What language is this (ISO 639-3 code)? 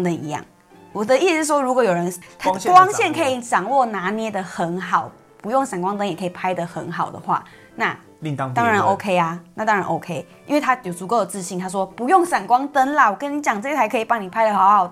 zho